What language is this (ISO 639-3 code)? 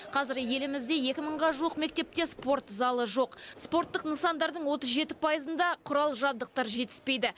kaz